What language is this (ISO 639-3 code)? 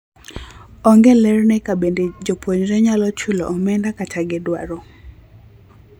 luo